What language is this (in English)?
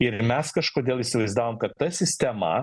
Lithuanian